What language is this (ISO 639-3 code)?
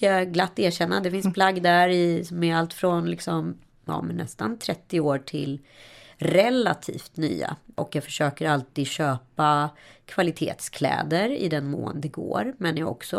swe